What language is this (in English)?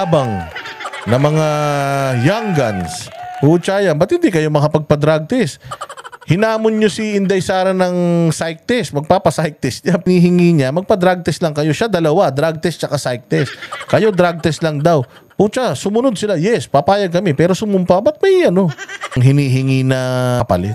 Filipino